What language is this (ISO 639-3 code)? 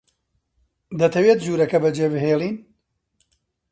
ckb